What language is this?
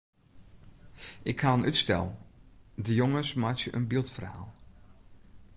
Western Frisian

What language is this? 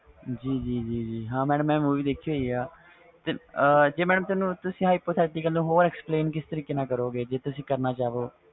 Punjabi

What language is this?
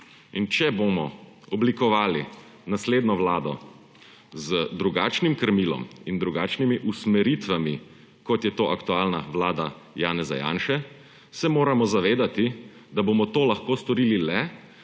Slovenian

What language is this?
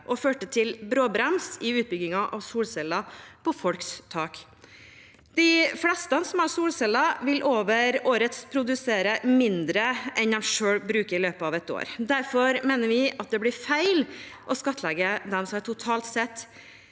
Norwegian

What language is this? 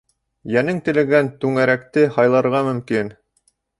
Bashkir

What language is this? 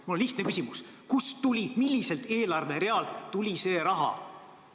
Estonian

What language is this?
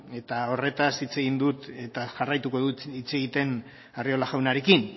Basque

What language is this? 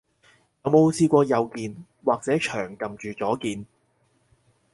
Cantonese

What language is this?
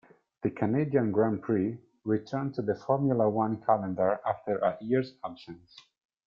English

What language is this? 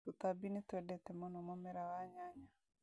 Kikuyu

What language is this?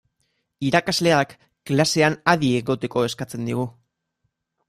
Basque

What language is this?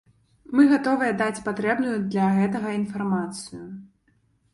Belarusian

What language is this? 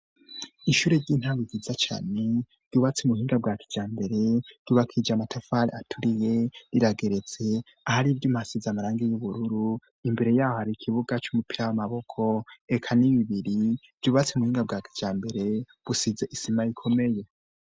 Rundi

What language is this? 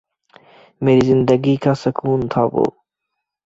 Urdu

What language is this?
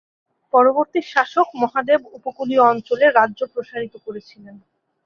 Bangla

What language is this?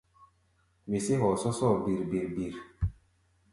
Gbaya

